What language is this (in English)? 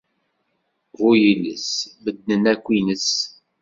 Kabyle